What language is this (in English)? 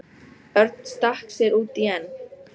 Icelandic